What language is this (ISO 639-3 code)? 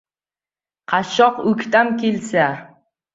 uzb